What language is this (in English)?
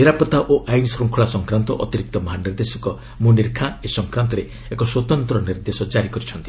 Odia